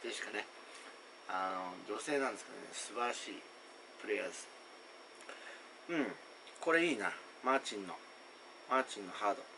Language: Japanese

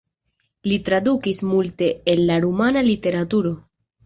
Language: Esperanto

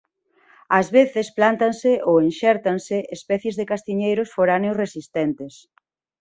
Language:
Galician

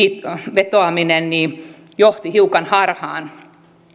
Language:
Finnish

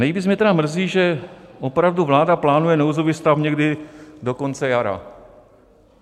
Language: Czech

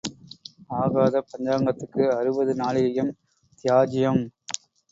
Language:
Tamil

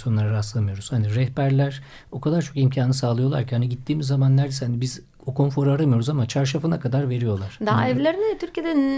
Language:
Turkish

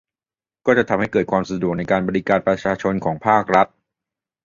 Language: Thai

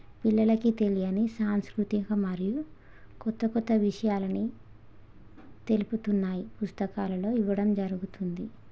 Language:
Telugu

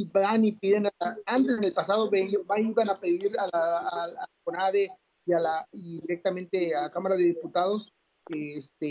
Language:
Spanish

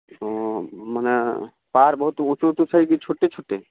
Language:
Maithili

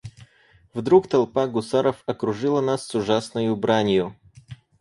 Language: Russian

